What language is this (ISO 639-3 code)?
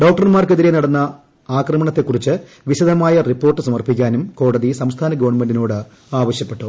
mal